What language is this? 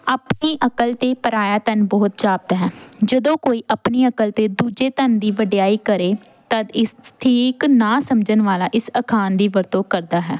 Punjabi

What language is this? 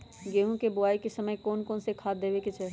Magahi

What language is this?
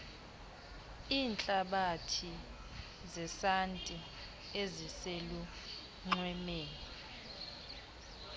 Xhosa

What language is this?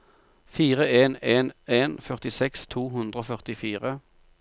Norwegian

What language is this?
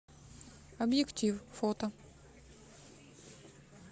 Russian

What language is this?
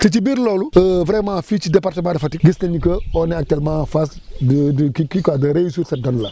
Wolof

